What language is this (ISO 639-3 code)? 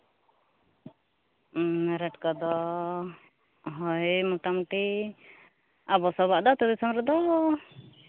sat